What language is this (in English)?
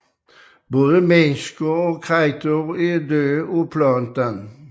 Danish